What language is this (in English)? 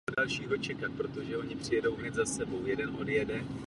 Czech